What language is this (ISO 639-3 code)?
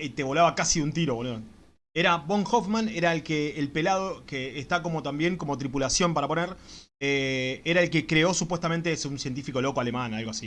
spa